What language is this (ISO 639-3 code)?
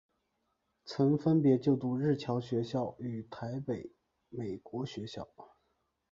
zho